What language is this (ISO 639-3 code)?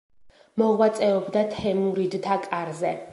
kat